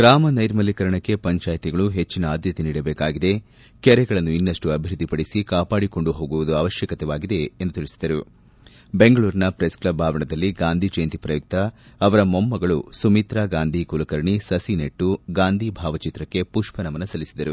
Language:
Kannada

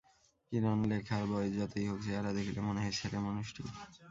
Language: Bangla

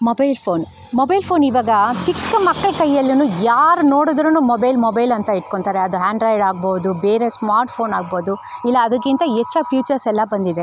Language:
Kannada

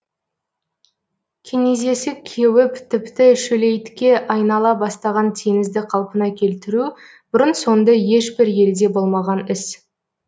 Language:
Kazakh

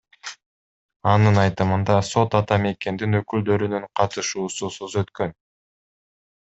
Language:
Kyrgyz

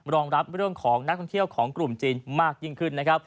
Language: Thai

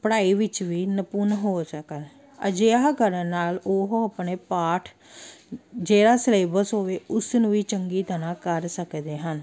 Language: Punjabi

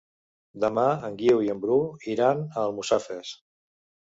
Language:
Catalan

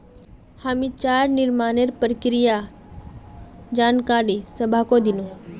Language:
Magahi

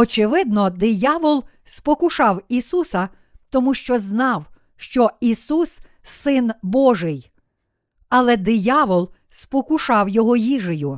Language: Ukrainian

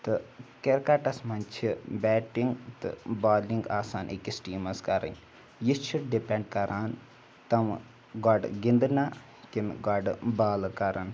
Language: Kashmiri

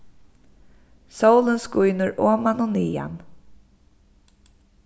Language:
Faroese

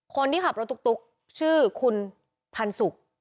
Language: Thai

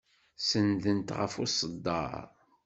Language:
Kabyle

